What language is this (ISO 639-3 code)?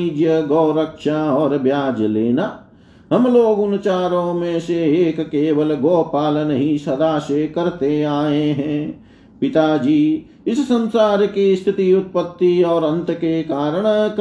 hin